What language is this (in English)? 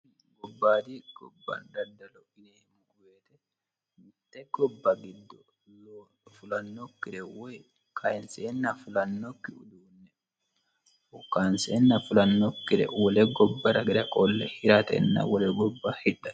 Sidamo